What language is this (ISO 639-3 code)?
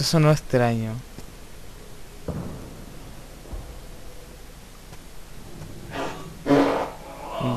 spa